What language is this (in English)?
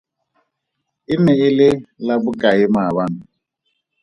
Tswana